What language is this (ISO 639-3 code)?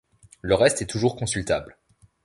fra